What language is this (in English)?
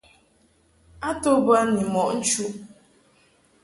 Mungaka